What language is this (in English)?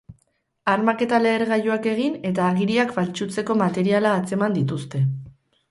Basque